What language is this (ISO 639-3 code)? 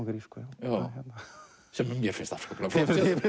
isl